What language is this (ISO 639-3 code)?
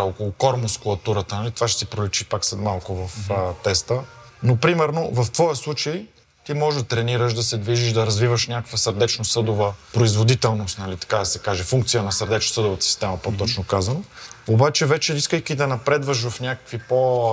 bul